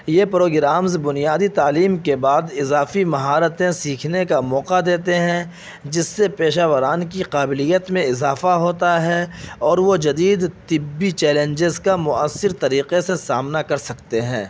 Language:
Urdu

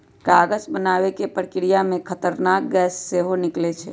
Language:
Magahi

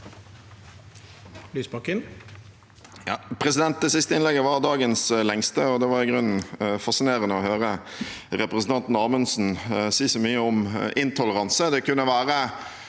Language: Norwegian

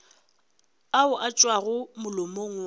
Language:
Northern Sotho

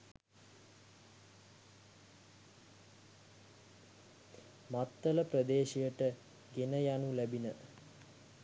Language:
Sinhala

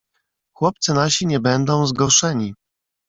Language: Polish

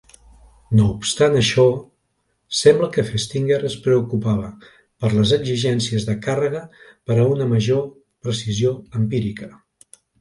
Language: Catalan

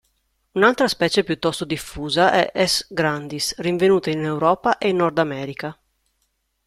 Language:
Italian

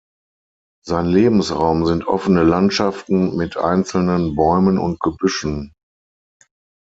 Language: German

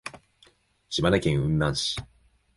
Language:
Japanese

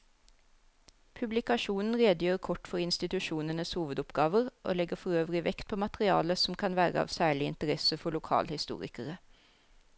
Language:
Norwegian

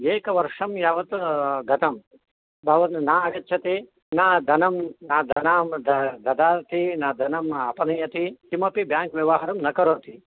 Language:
Sanskrit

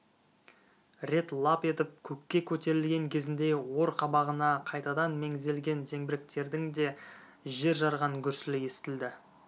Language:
Kazakh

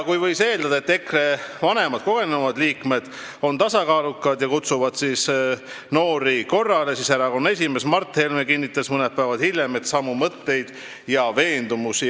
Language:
Estonian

